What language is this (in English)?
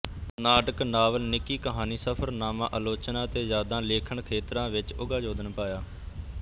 Punjabi